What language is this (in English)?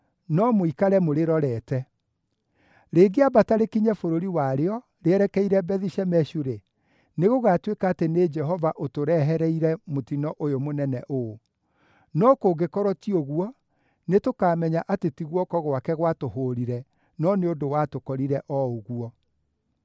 Kikuyu